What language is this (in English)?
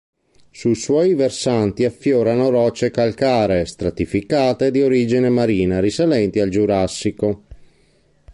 Italian